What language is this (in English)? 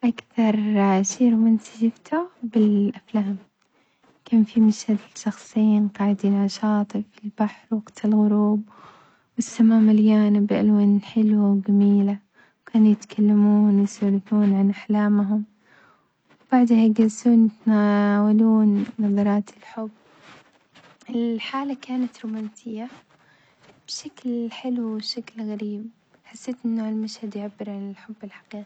Omani Arabic